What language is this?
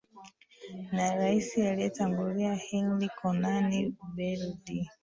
Swahili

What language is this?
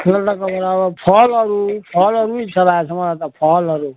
Nepali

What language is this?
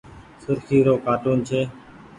Goaria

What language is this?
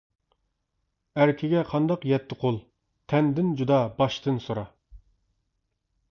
Uyghur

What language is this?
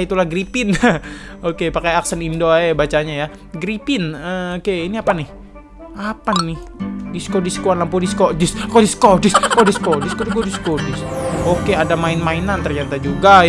Indonesian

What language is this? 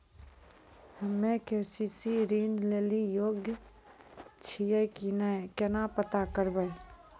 Maithili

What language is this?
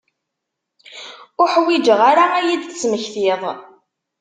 Kabyle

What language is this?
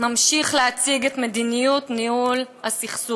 Hebrew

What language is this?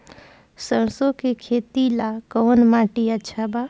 Bhojpuri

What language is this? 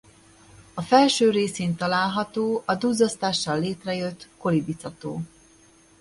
Hungarian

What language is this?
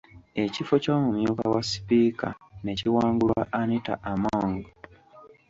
Ganda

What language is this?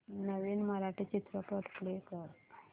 Marathi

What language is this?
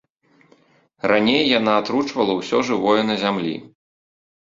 Belarusian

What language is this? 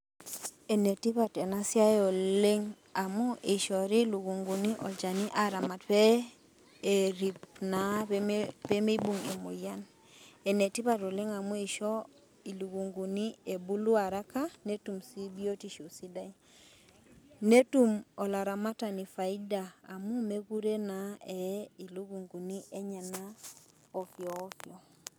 Masai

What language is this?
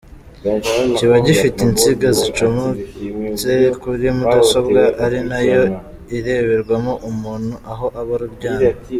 Kinyarwanda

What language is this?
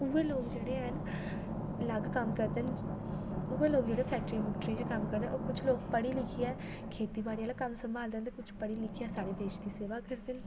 Dogri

